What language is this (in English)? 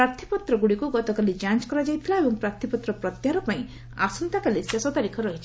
Odia